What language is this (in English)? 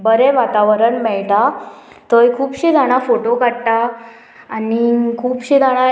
Konkani